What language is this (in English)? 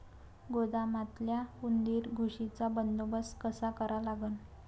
Marathi